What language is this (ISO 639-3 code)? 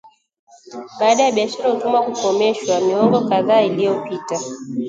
swa